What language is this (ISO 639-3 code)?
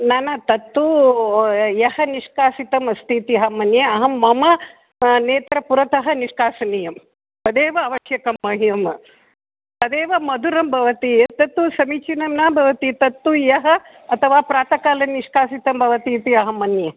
san